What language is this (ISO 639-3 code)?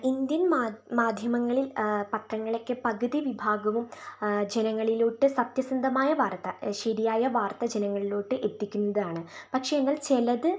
mal